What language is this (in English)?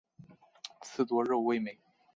Chinese